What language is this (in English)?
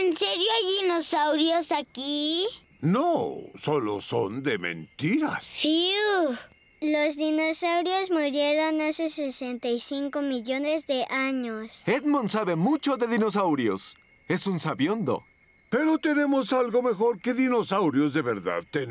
Spanish